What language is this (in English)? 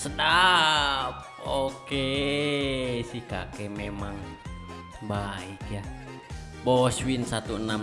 Indonesian